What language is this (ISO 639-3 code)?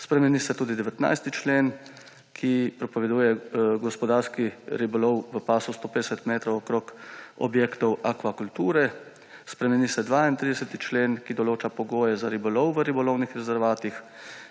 slv